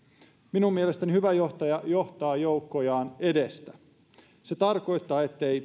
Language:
Finnish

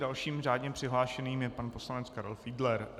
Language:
Czech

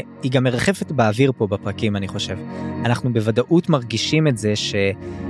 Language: Hebrew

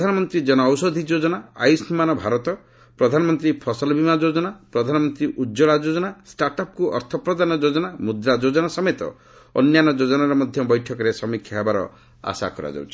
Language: Odia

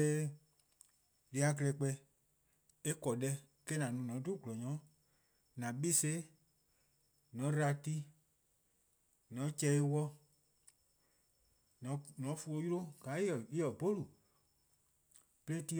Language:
Eastern Krahn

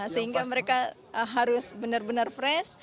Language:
Indonesian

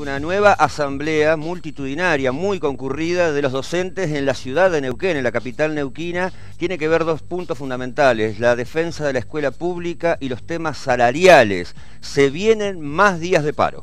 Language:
Spanish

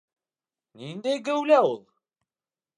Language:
Bashkir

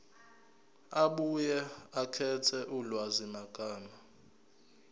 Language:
Zulu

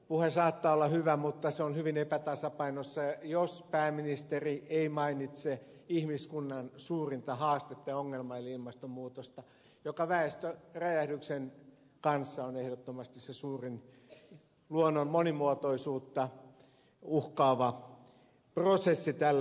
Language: Finnish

